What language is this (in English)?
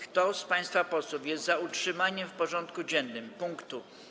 Polish